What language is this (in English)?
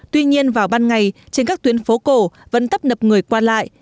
Vietnamese